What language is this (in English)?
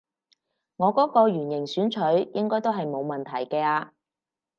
Cantonese